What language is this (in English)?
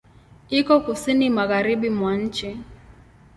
Swahili